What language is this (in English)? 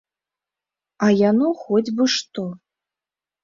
Belarusian